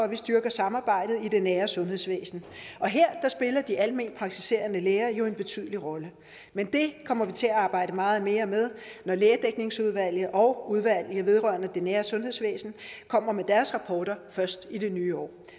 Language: Danish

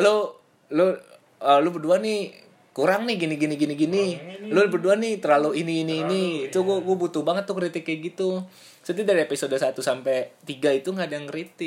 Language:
Indonesian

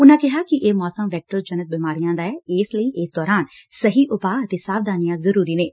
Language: Punjabi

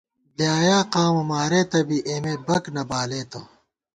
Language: Gawar-Bati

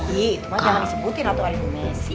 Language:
Indonesian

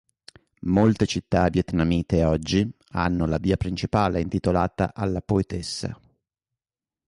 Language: Italian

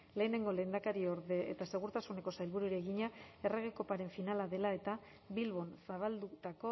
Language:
Basque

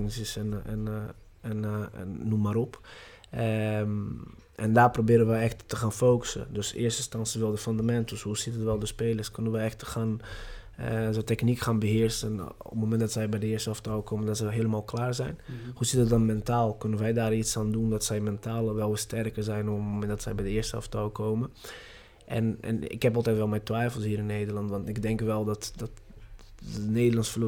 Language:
Dutch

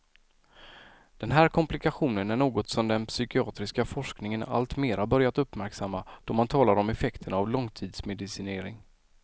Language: Swedish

